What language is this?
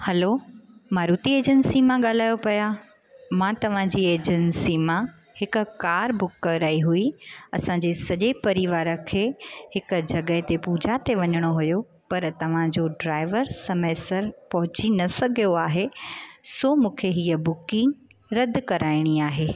Sindhi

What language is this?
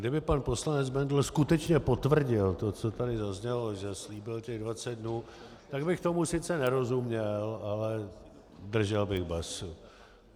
Czech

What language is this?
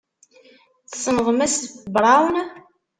Kabyle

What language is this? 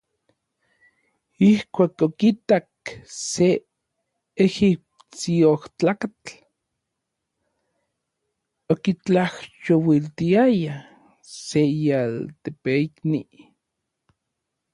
Orizaba Nahuatl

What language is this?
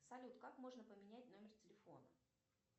Russian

